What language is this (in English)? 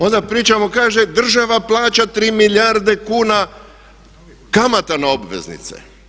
Croatian